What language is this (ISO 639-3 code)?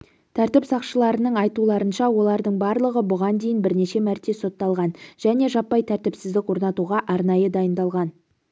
kaz